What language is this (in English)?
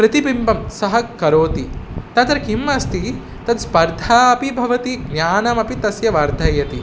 Sanskrit